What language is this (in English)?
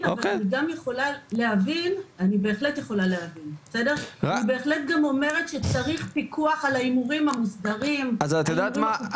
Hebrew